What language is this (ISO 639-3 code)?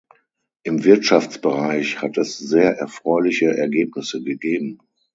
deu